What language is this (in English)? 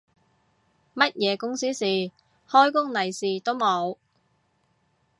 Cantonese